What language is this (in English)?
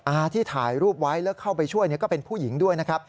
Thai